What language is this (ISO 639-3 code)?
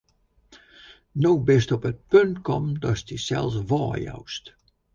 fry